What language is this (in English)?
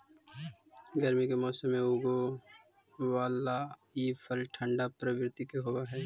Magahi